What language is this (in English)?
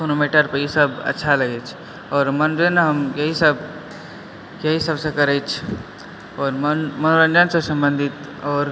Maithili